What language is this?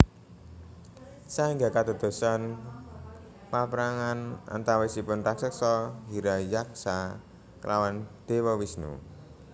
Javanese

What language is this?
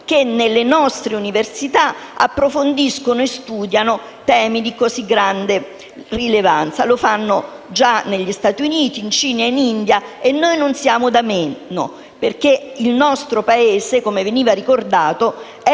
Italian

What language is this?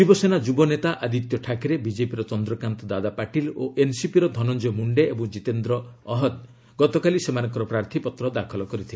Odia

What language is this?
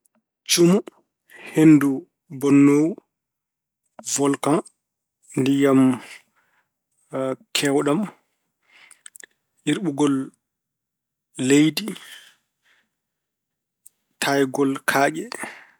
Fula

